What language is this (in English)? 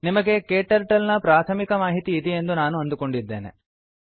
Kannada